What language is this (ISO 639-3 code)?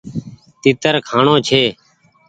gig